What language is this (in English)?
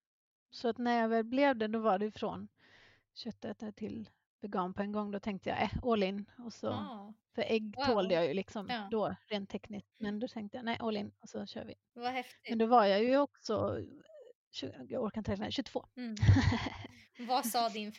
Swedish